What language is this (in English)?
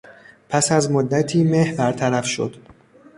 Persian